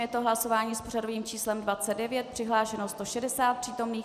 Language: Czech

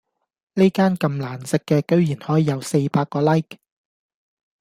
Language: Cantonese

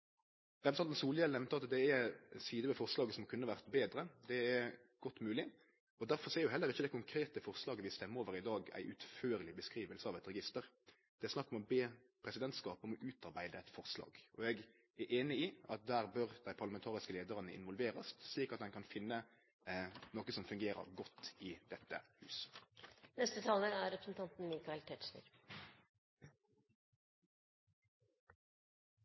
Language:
Norwegian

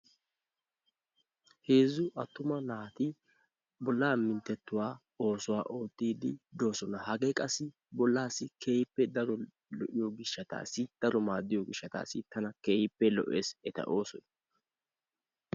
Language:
Wolaytta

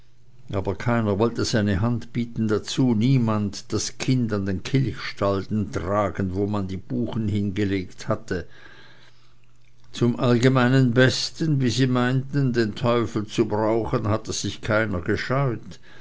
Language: German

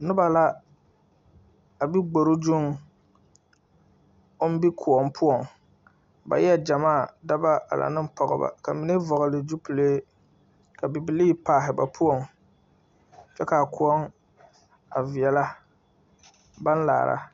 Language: Southern Dagaare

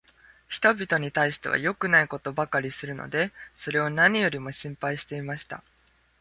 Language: Japanese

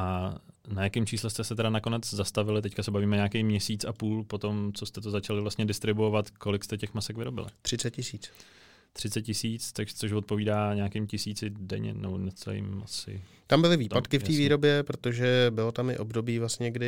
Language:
Czech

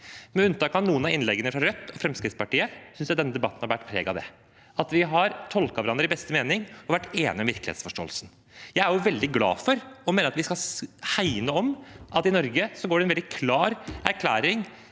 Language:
Norwegian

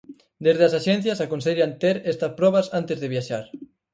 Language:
Galician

